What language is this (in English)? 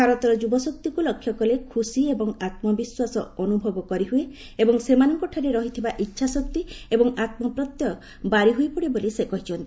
Odia